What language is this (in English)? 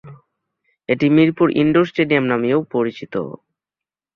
Bangla